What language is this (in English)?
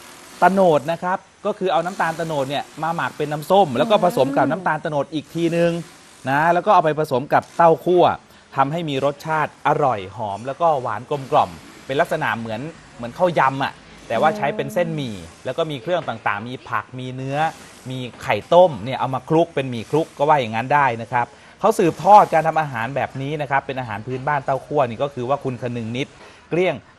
Thai